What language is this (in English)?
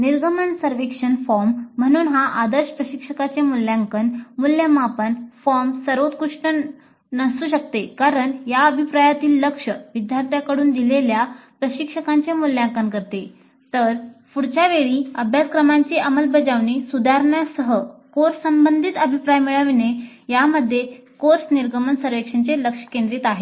Marathi